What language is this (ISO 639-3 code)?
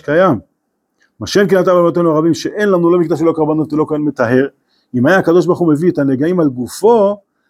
heb